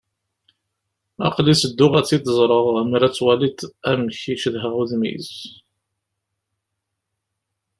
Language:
Kabyle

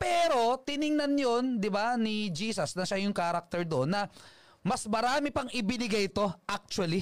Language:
Filipino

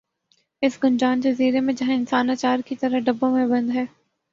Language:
Urdu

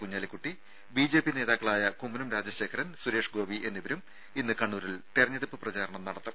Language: Malayalam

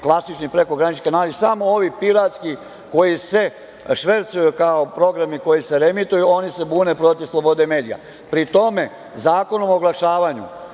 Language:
Serbian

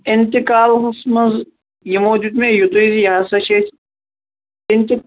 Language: Kashmiri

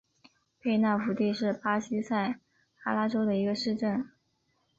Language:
Chinese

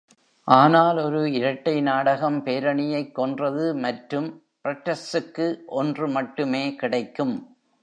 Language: Tamil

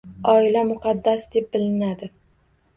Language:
Uzbek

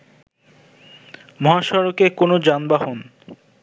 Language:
Bangla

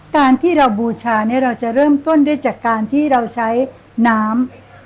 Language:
Thai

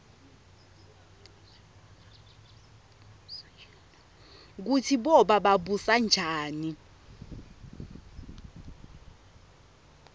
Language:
Swati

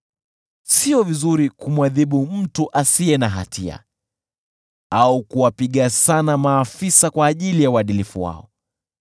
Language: Swahili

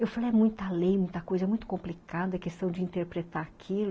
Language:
Portuguese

